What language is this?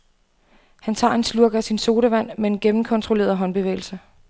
Danish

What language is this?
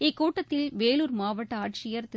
Tamil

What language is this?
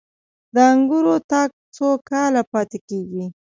Pashto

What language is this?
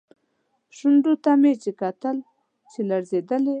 Pashto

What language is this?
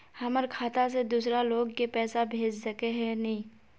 Magahi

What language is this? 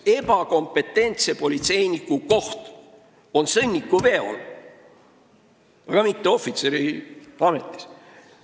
Estonian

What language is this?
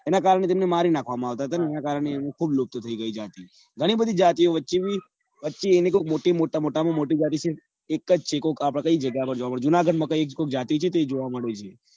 Gujarati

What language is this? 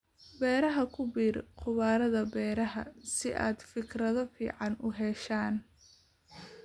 Somali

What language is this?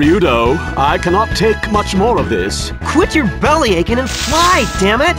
English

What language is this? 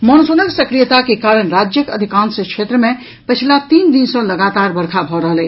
Maithili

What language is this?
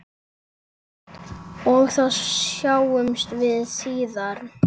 Icelandic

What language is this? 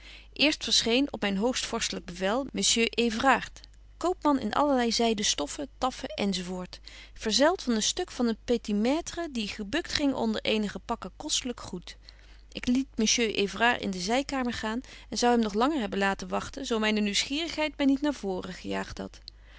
Dutch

